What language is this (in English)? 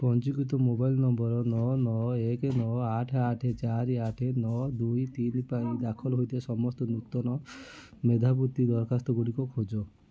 Odia